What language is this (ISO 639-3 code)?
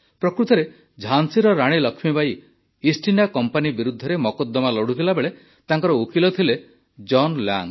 ori